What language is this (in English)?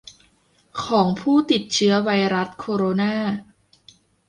Thai